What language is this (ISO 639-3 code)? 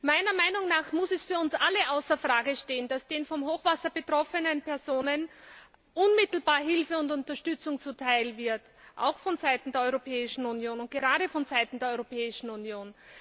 deu